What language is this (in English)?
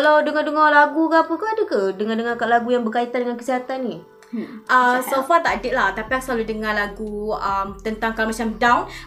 Malay